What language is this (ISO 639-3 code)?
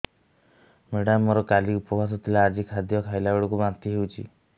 ori